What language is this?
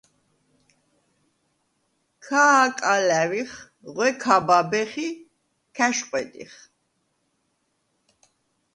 Svan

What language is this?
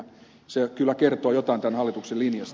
Finnish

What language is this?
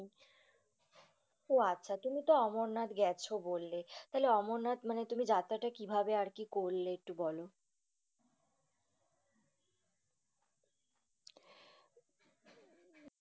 Bangla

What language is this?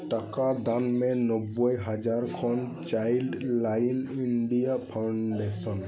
Santali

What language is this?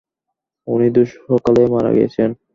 Bangla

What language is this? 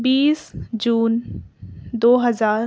Urdu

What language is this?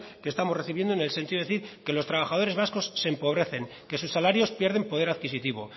Spanish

